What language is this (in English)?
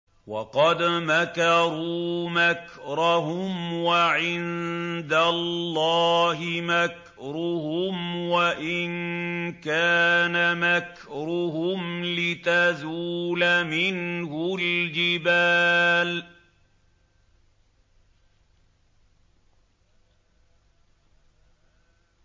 Arabic